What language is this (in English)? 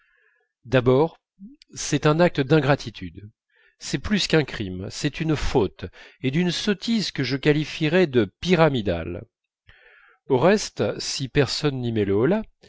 French